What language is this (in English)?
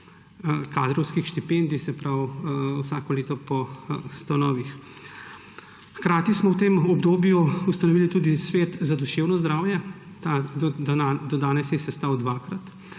Slovenian